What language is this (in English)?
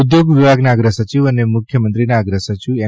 Gujarati